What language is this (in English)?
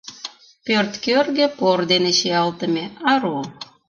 Mari